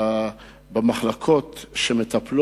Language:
Hebrew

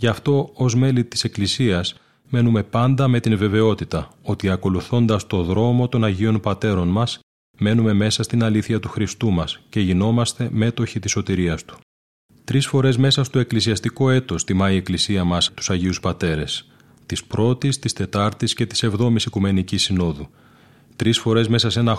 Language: Greek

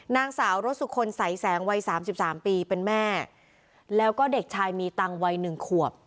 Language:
Thai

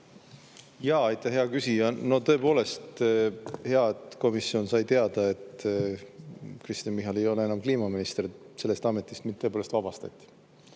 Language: Estonian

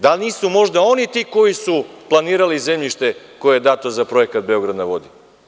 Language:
Serbian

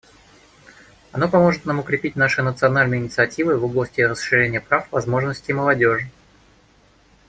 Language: Russian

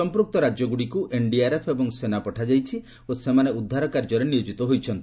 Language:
Odia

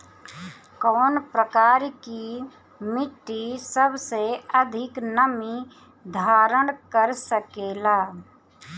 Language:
Bhojpuri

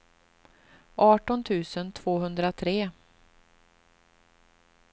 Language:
Swedish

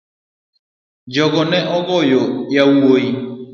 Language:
Luo (Kenya and Tanzania)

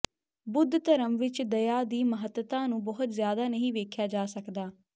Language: Punjabi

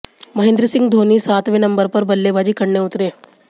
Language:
Hindi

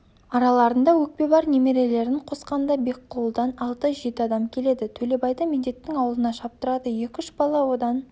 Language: Kazakh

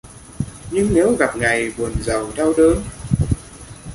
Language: Vietnamese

